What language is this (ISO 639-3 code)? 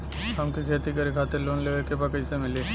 bho